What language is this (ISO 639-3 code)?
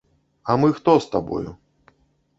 bel